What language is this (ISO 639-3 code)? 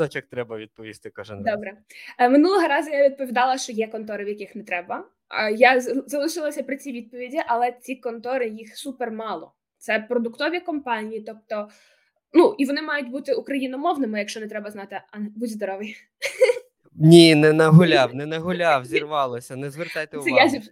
ukr